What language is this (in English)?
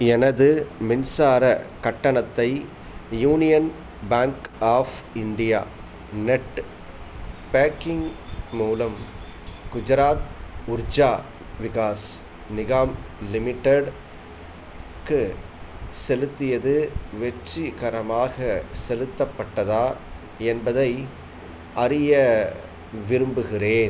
Tamil